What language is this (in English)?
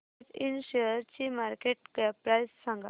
Marathi